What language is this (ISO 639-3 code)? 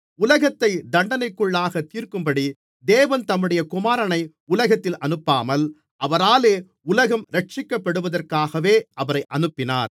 tam